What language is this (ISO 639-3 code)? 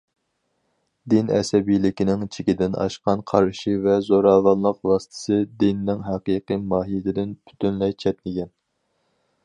uig